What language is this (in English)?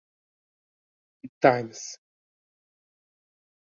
Uzbek